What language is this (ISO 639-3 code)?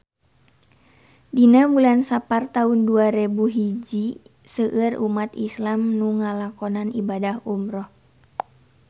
sun